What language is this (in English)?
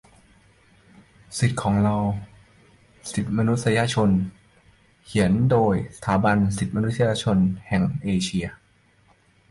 Thai